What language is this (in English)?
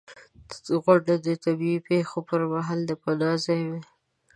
Pashto